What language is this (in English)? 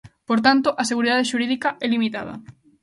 Galician